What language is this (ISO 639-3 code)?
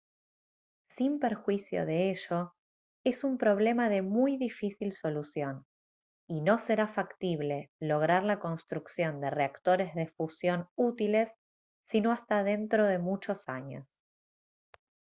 spa